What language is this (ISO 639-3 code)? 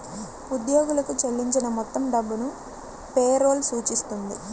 tel